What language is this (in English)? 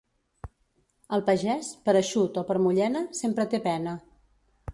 Catalan